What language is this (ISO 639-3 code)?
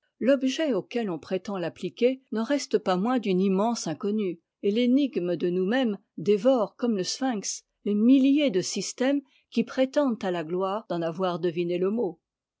fra